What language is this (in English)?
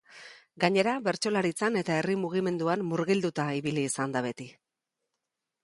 Basque